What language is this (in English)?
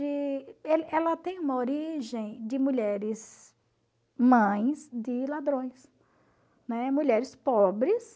Portuguese